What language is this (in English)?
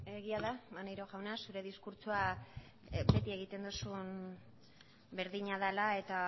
Basque